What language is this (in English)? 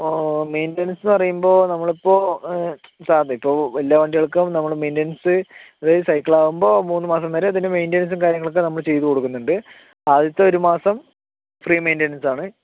Malayalam